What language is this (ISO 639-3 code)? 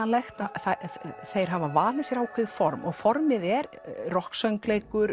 isl